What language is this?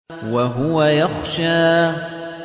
Arabic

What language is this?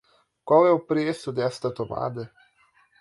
Portuguese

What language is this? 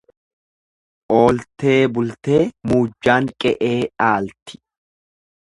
Oromo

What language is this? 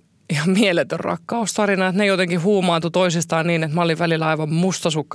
Finnish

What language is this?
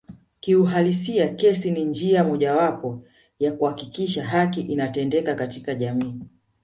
Swahili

